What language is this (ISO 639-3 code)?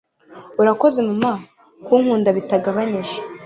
kin